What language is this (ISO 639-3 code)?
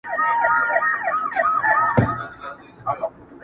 pus